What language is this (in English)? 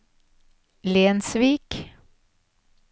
Norwegian